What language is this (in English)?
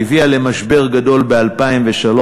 Hebrew